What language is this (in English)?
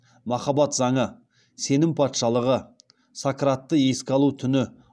Kazakh